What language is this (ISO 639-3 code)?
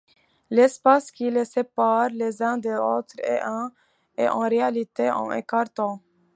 fra